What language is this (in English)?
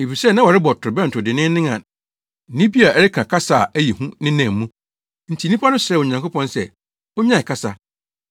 Akan